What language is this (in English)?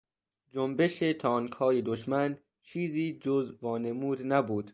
Persian